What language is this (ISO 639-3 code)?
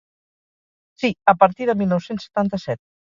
cat